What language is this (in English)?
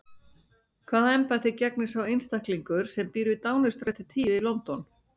Icelandic